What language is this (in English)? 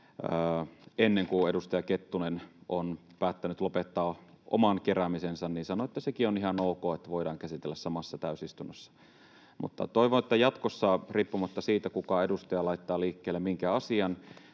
Finnish